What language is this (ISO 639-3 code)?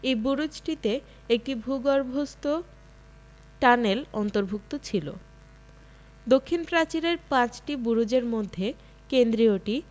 ben